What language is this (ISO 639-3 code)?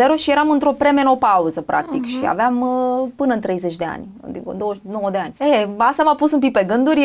ron